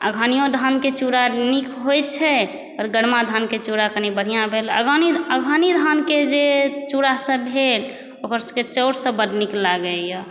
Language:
Maithili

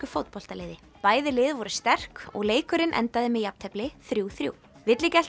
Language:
Icelandic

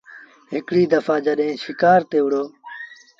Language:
Sindhi Bhil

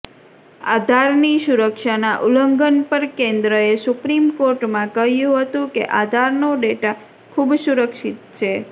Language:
Gujarati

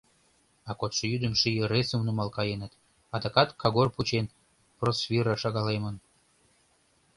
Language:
Mari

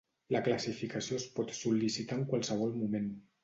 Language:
Catalan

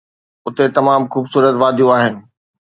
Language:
Sindhi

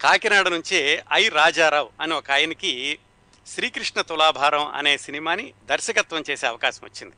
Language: Telugu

